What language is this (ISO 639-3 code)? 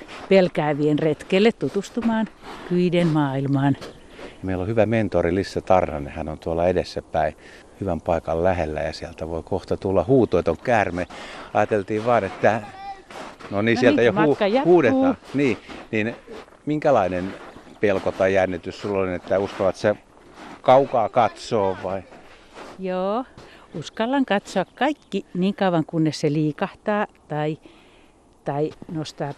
fin